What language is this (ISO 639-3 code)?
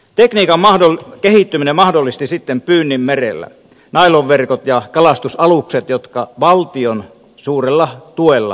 fin